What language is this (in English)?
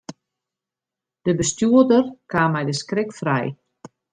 Western Frisian